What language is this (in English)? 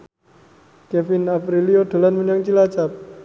Javanese